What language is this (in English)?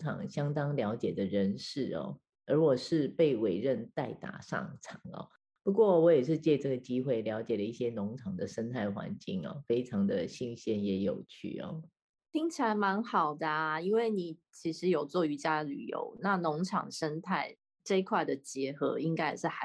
Chinese